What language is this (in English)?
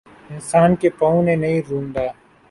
Urdu